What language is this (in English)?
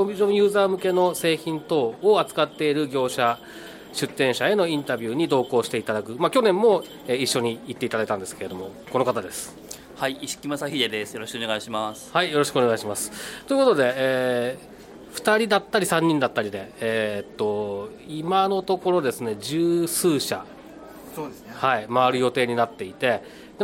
Japanese